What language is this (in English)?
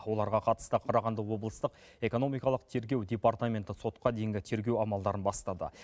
Kazakh